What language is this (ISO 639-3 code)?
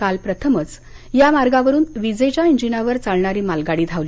mar